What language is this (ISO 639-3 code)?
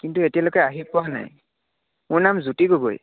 asm